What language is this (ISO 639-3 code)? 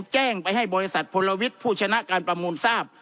tha